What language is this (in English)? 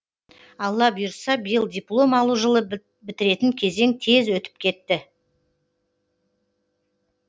Kazakh